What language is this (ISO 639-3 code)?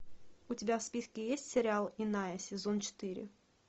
rus